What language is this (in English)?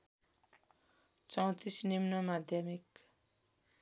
Nepali